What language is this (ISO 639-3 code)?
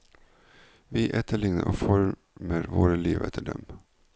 nor